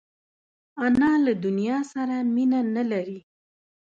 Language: Pashto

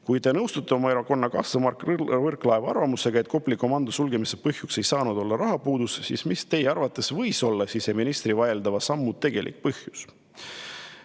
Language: Estonian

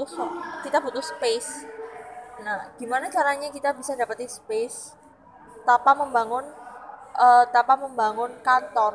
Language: Indonesian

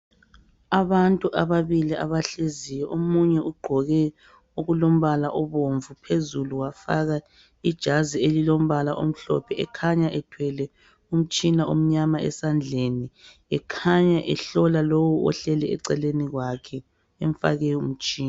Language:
North Ndebele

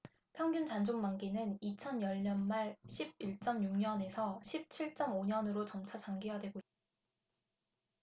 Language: Korean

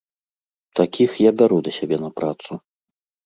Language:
Belarusian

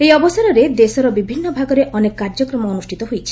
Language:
Odia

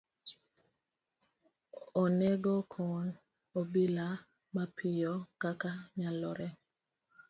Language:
Luo (Kenya and Tanzania)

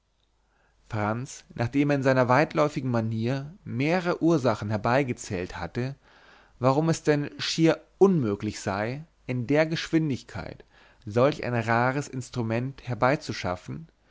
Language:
German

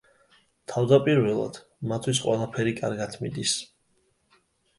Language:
Georgian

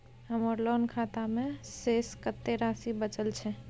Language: Maithili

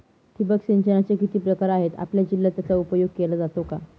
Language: Marathi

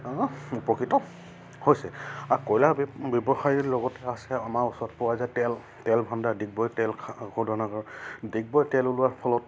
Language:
Assamese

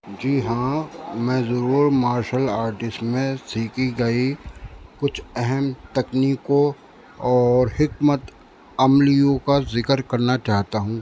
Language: Urdu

